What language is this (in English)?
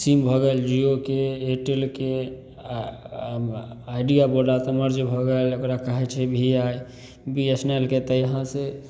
Maithili